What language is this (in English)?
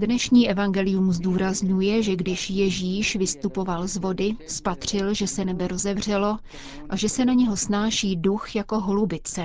Czech